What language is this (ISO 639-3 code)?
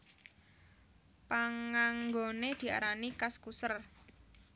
jav